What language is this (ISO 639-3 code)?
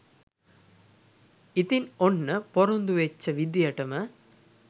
sin